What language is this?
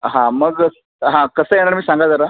Marathi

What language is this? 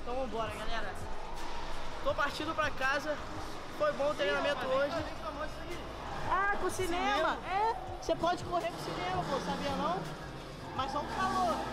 Portuguese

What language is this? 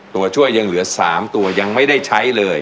Thai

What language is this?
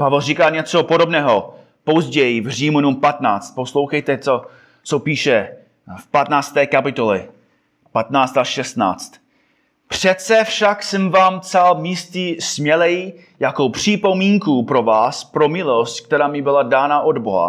Czech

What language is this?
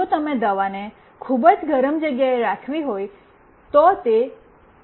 Gujarati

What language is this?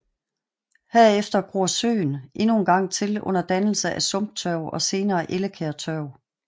Danish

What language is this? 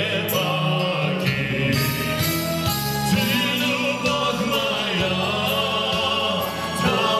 German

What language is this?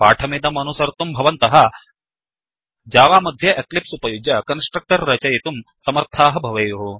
Sanskrit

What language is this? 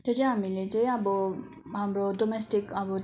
Nepali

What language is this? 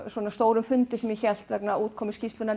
Icelandic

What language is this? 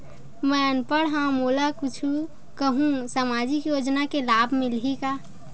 Chhattisgarhi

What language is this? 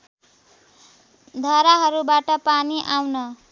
Nepali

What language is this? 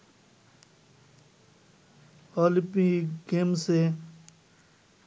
Bangla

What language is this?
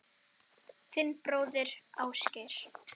Icelandic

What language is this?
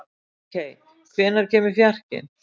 Icelandic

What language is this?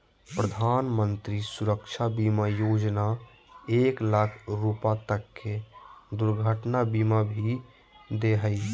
Magahi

